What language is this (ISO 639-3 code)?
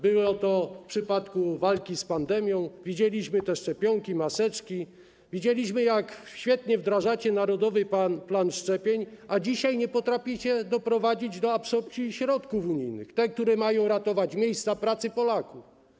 pol